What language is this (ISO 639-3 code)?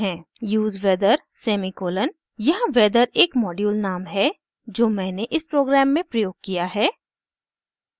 hin